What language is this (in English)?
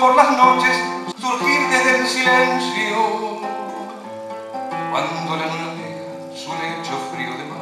Spanish